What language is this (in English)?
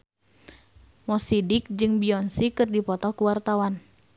Sundanese